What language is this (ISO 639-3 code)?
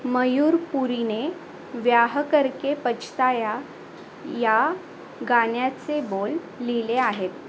mar